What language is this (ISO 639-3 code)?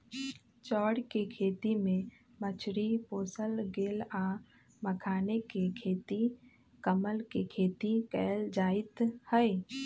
mag